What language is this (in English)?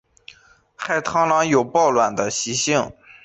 Chinese